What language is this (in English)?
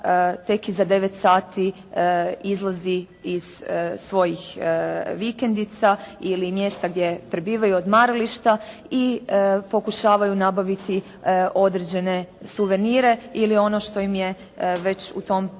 Croatian